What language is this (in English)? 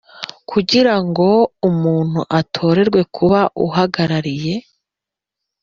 Kinyarwanda